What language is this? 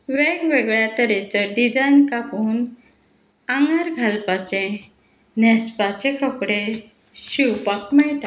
Konkani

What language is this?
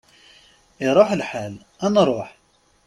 Kabyle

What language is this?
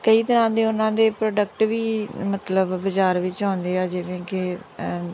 Punjabi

